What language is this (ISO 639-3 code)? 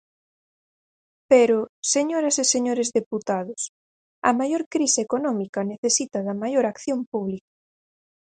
glg